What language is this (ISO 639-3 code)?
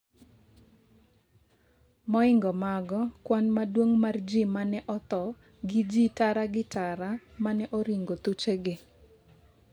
luo